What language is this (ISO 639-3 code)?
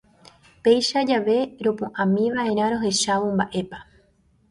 grn